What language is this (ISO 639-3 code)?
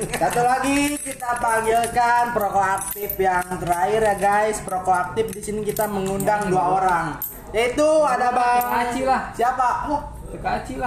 ind